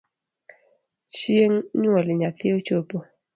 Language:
Luo (Kenya and Tanzania)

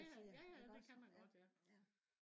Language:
Danish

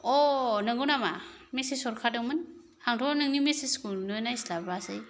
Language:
Bodo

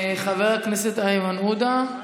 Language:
Hebrew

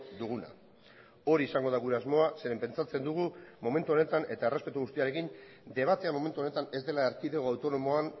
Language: Basque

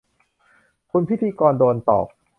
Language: Thai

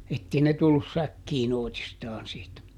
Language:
Finnish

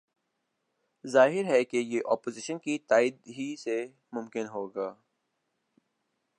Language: Urdu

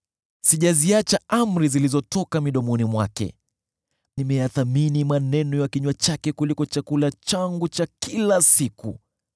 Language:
Swahili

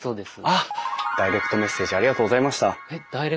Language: Japanese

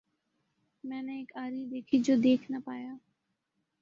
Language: Urdu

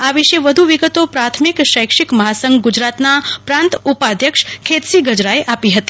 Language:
Gujarati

